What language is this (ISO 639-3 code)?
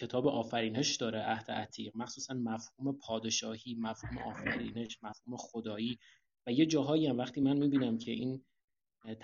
fas